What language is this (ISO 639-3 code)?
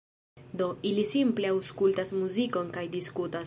epo